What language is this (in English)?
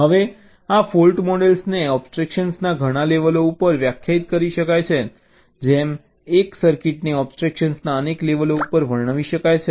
Gujarati